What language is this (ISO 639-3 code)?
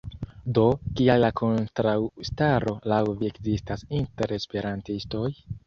epo